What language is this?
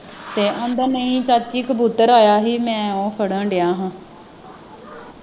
Punjabi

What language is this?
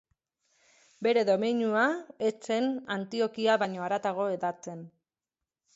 Basque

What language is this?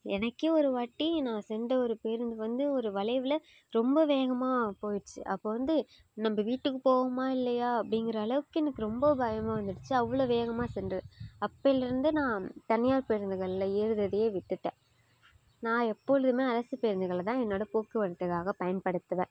Tamil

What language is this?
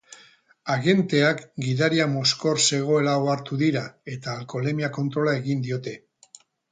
Basque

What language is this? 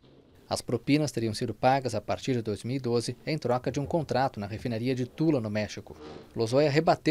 Portuguese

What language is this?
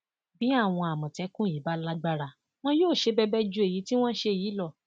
Yoruba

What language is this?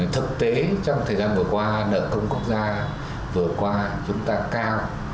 Vietnamese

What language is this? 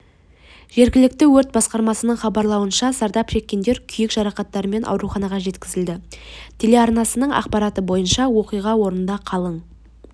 Kazakh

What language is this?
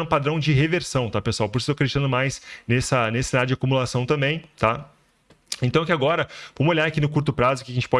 Portuguese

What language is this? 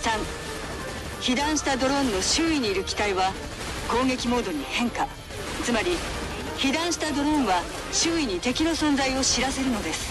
Japanese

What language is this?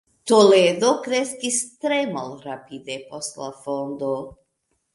Esperanto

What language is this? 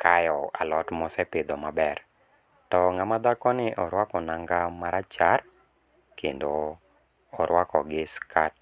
Luo (Kenya and Tanzania)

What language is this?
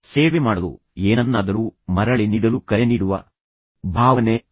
Kannada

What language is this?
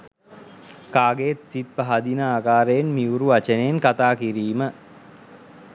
Sinhala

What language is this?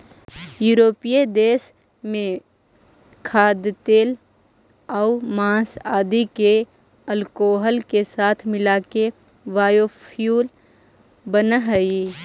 Magahi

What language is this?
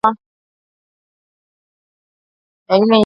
Swahili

